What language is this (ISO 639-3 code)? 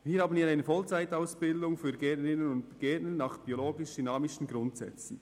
gsw